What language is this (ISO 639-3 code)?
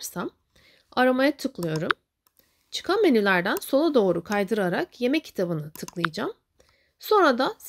tur